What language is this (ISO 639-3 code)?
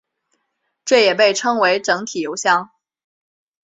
zho